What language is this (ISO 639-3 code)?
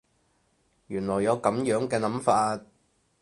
yue